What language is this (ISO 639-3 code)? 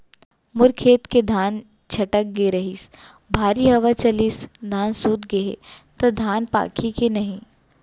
hne